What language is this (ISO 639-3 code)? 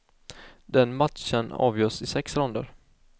swe